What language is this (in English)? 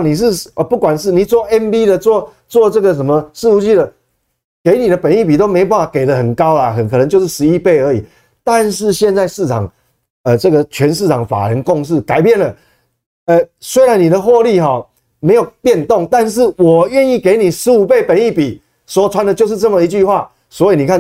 Chinese